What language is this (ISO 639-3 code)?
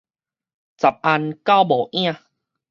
nan